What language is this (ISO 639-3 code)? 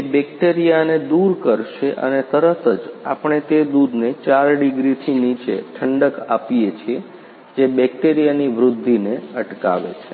guj